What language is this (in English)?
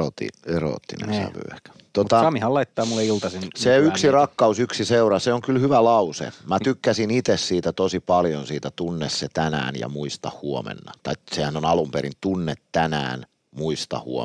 Finnish